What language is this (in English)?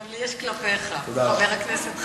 Hebrew